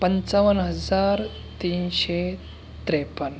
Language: Marathi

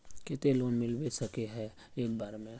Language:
Magahi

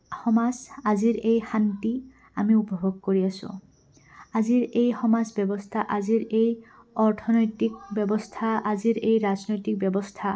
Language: Assamese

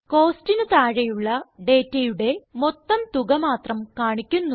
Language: Malayalam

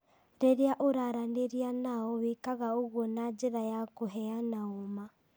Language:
Kikuyu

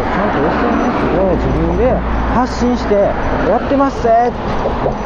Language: Japanese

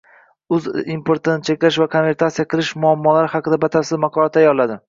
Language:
Uzbek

